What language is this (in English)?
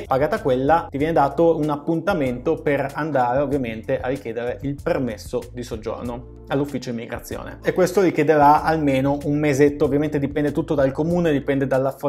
Italian